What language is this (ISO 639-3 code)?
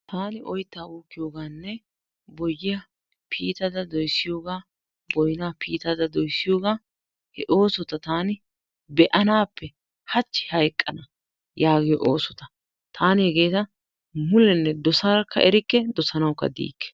wal